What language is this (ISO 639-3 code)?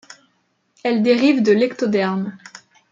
fra